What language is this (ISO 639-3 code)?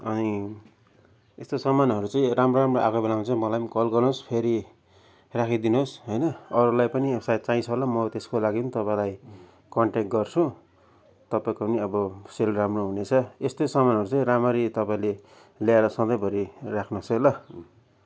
nep